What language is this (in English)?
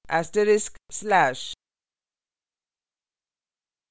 Hindi